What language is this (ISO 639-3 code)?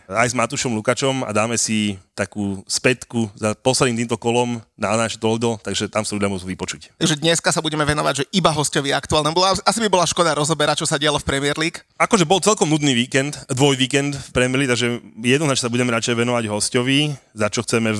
slk